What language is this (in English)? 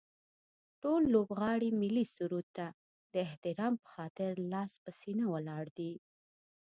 Pashto